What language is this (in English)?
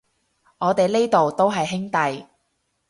Cantonese